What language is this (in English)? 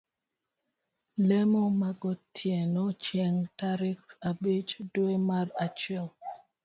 Luo (Kenya and Tanzania)